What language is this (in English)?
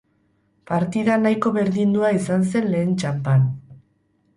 Basque